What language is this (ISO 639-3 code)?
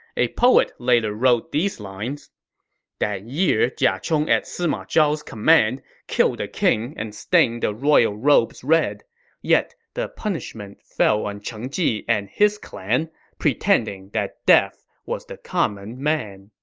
eng